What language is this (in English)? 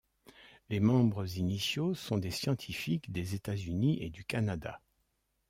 French